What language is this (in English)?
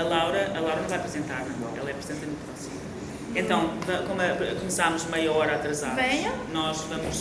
Portuguese